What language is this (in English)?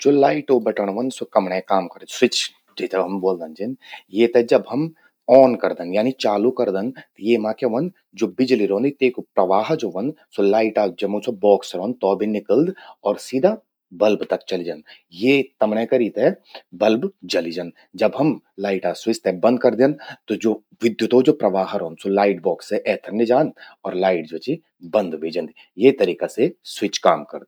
Garhwali